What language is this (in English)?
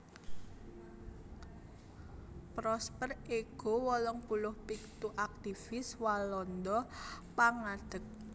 Javanese